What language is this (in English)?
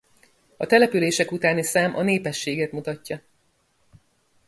Hungarian